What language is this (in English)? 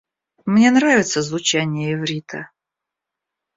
Russian